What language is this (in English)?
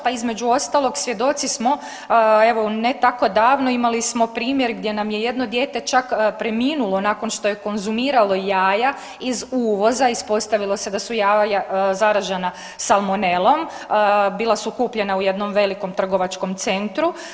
Croatian